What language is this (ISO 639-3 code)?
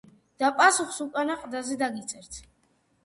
kat